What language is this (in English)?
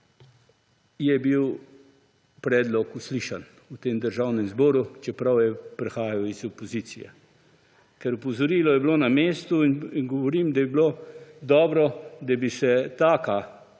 Slovenian